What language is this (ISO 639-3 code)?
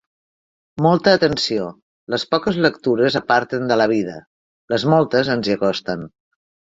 cat